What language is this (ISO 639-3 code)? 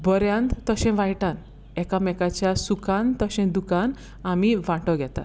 kok